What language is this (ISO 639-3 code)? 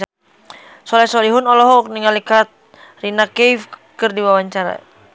sun